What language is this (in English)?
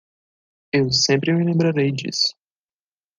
Portuguese